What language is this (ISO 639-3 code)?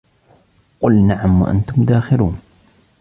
ara